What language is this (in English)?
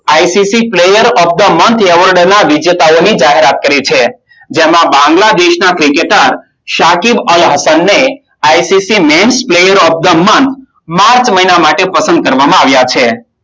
Gujarati